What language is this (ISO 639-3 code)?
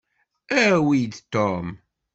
kab